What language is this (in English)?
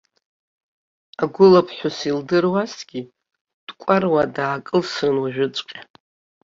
Abkhazian